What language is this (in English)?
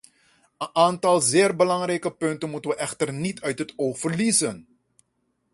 Dutch